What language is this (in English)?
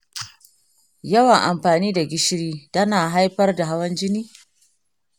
Hausa